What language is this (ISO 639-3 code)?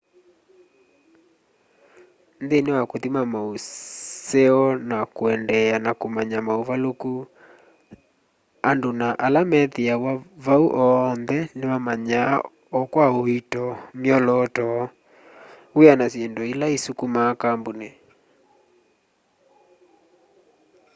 kam